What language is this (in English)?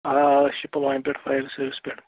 Kashmiri